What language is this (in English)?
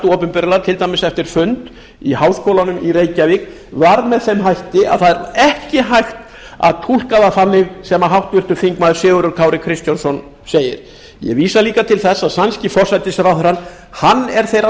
Icelandic